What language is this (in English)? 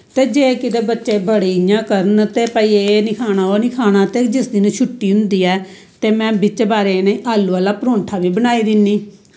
Dogri